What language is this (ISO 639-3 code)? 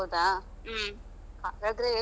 kan